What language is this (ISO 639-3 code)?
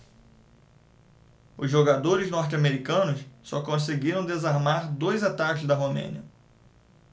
por